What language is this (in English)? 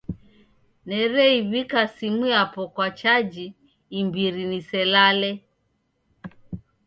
Taita